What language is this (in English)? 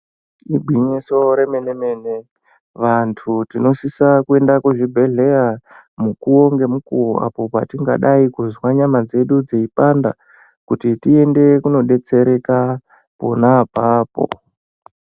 Ndau